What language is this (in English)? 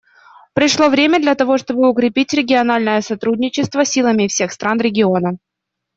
Russian